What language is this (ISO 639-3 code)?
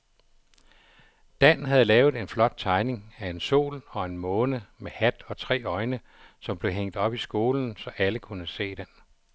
dan